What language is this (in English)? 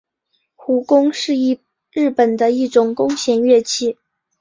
Chinese